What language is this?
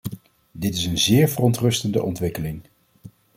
Dutch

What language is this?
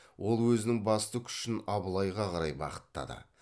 Kazakh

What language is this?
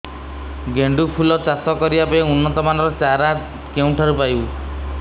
Odia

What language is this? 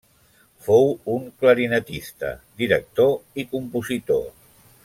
Catalan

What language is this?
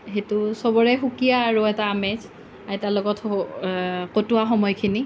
Assamese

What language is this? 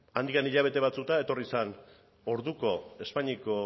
Basque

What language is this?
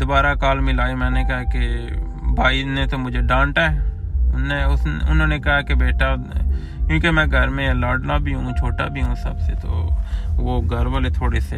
Urdu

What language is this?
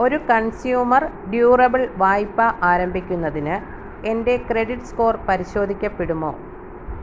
Malayalam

